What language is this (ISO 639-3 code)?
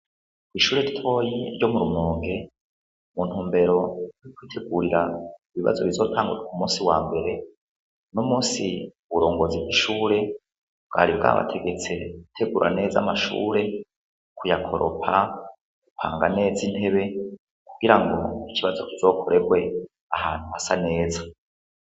run